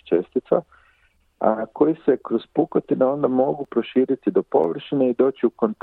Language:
Croatian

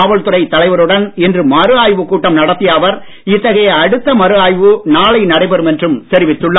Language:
Tamil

